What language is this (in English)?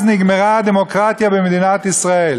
Hebrew